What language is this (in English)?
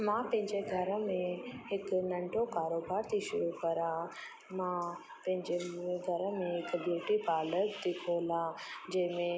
Sindhi